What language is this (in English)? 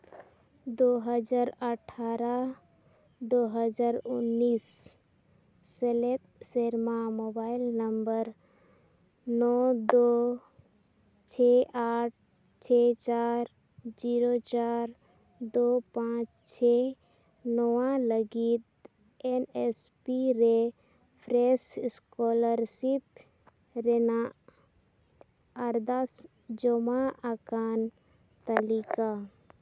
Santali